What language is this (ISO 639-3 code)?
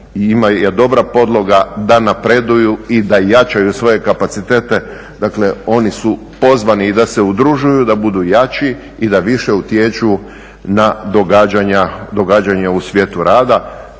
hrv